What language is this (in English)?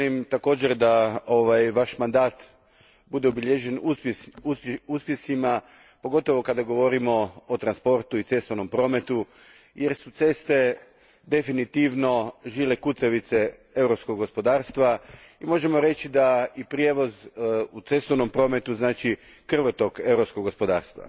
Croatian